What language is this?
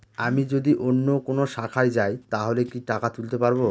Bangla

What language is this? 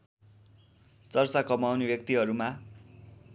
Nepali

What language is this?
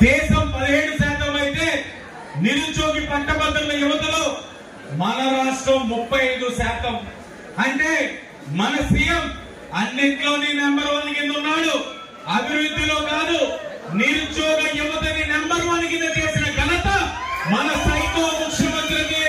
Telugu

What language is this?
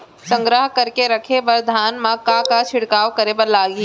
Chhattisgarhi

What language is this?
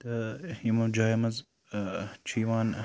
Kashmiri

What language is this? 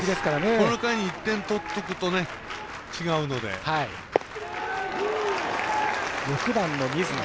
Japanese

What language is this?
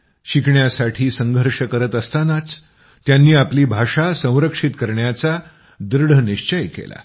Marathi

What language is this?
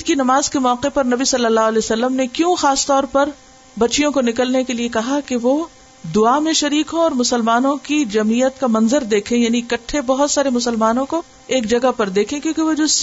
Urdu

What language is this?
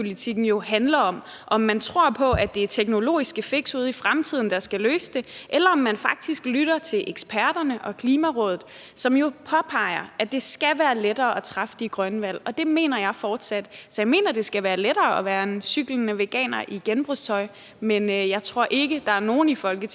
Danish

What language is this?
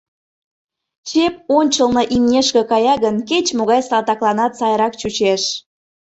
Mari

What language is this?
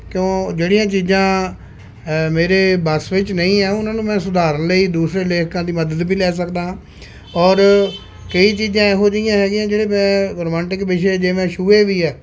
Punjabi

